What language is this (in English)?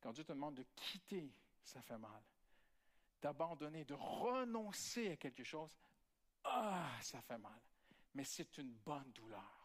French